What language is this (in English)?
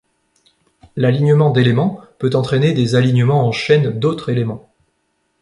French